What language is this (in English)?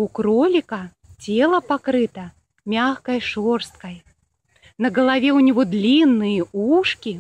Russian